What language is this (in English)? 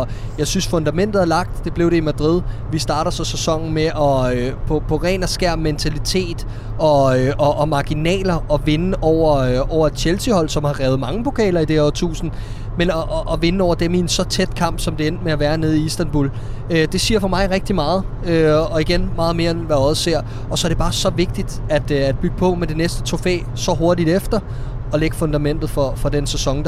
Danish